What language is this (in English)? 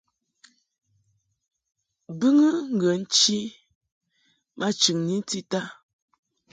Mungaka